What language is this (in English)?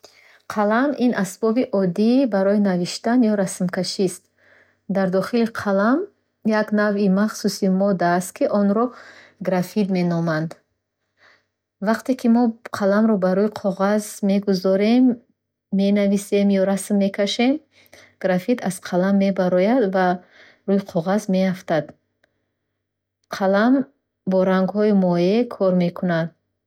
Bukharic